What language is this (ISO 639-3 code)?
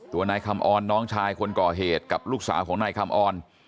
tha